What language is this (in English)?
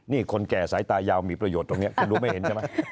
Thai